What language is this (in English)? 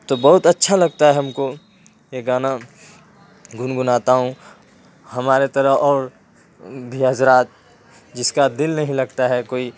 Urdu